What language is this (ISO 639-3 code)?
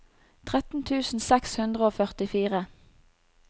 nor